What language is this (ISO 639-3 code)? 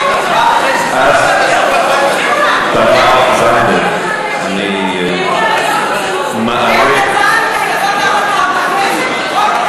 heb